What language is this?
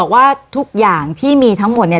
Thai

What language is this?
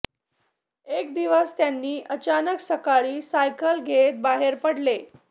Marathi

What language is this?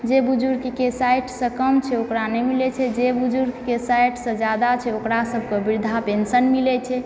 Maithili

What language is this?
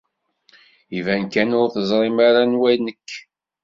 Kabyle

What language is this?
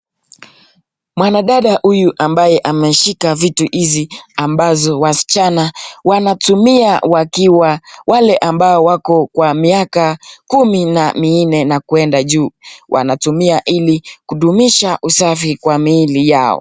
Swahili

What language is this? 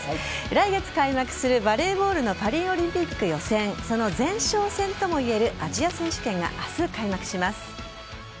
Japanese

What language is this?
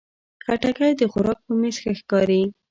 Pashto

